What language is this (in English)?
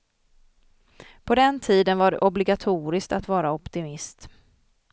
Swedish